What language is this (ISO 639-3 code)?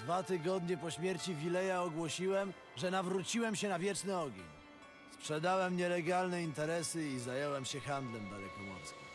pol